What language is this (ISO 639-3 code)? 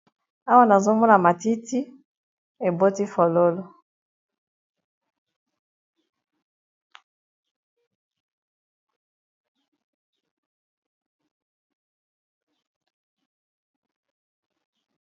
lin